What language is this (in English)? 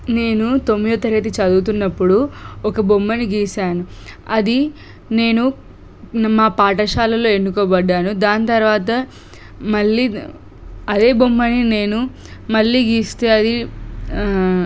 Telugu